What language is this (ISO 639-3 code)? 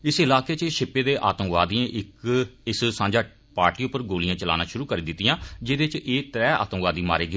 doi